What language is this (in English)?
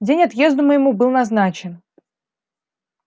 Russian